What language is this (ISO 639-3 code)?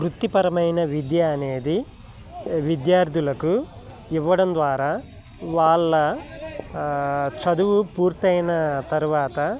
tel